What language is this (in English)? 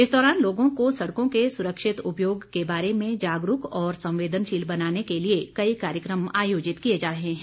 Hindi